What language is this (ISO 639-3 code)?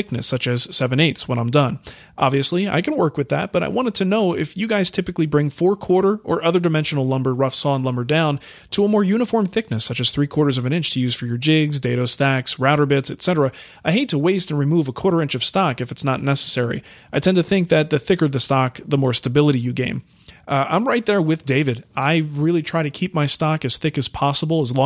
eng